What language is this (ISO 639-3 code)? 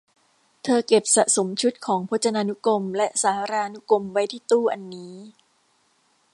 tha